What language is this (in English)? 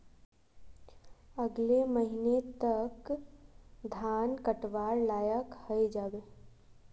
Magahi